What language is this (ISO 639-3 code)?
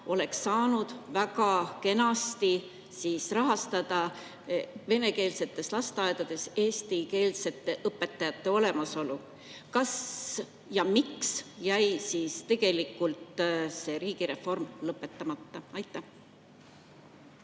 est